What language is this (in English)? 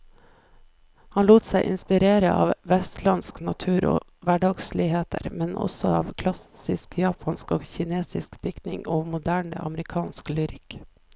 Norwegian